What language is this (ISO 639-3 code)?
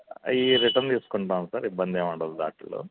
tel